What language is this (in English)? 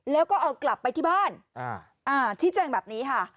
Thai